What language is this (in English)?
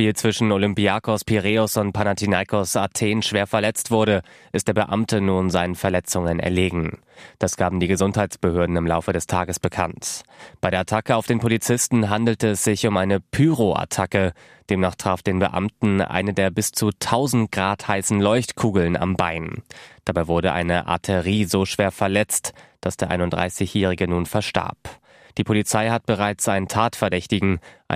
German